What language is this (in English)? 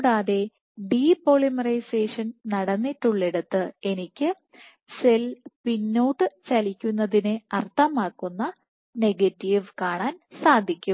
Malayalam